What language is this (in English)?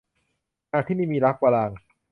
Thai